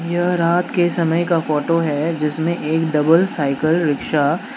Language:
Hindi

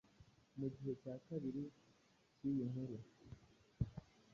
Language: Kinyarwanda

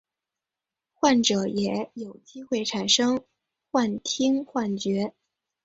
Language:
Chinese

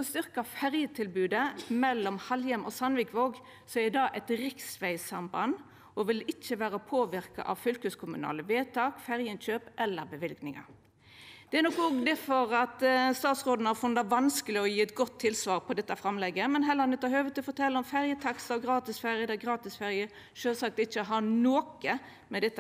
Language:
Norwegian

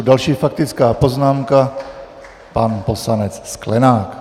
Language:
Czech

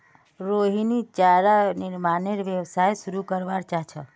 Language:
Magahi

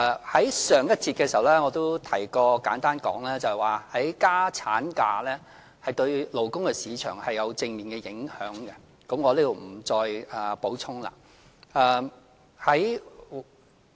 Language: Cantonese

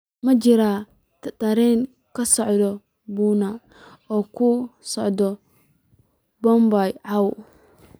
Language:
Somali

